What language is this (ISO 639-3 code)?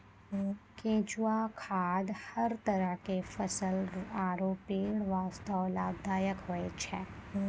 mai